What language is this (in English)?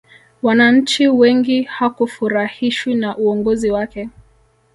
Swahili